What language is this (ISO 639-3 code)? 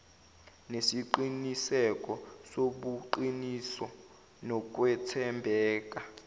zul